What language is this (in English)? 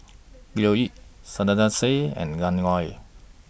English